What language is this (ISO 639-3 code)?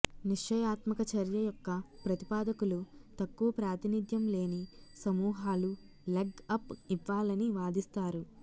tel